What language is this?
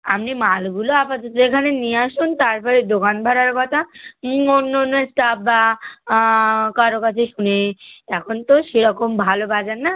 Bangla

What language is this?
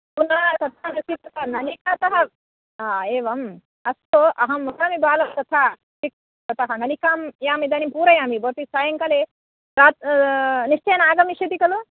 Sanskrit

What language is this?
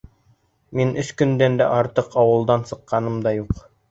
Bashkir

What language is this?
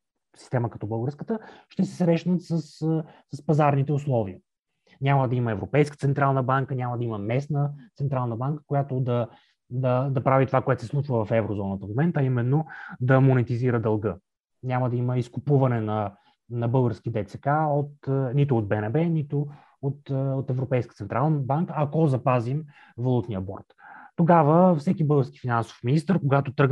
Bulgarian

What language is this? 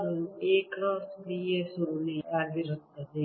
Kannada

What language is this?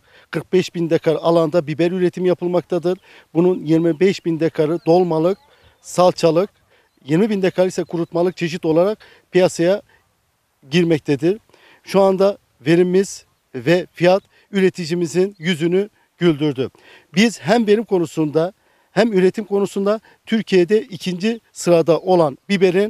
Turkish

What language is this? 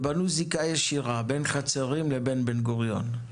Hebrew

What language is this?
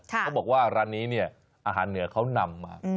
Thai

